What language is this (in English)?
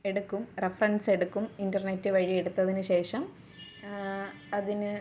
Malayalam